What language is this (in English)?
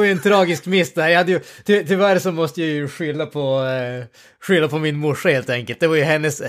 Swedish